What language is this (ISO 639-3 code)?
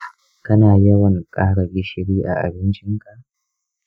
hau